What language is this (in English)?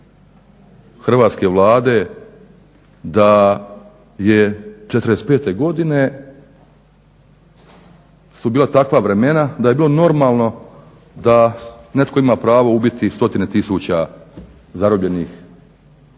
Croatian